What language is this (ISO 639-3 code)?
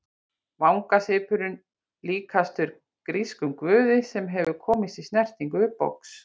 isl